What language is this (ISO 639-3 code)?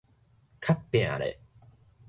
nan